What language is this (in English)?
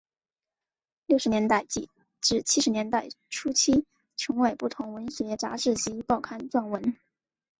Chinese